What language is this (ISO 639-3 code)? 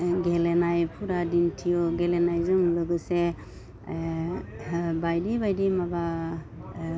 brx